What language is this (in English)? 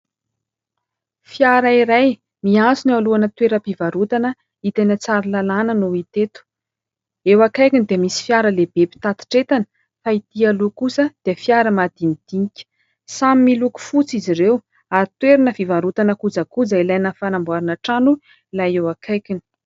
Malagasy